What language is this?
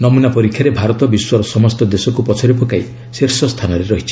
Odia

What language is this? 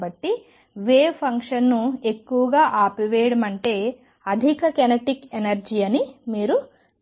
Telugu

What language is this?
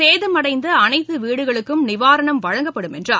Tamil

